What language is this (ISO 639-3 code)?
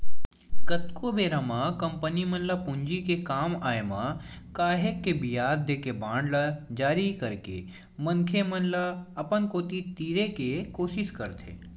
hne